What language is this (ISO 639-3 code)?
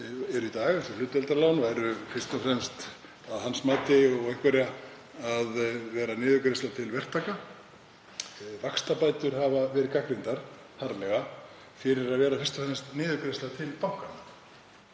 isl